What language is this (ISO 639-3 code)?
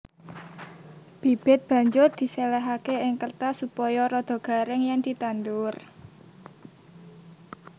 jav